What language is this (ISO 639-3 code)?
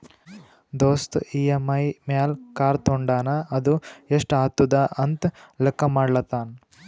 kan